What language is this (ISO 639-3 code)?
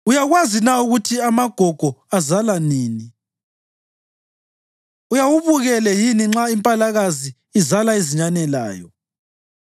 nde